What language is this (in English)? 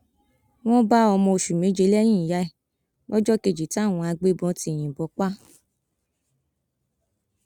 Yoruba